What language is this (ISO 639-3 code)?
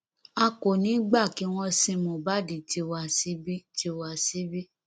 yor